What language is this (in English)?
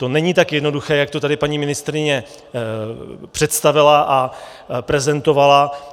Czech